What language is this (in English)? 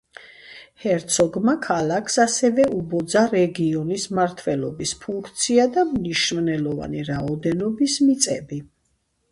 Georgian